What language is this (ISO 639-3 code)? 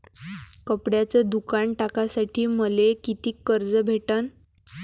mar